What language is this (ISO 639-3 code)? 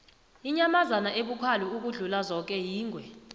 nbl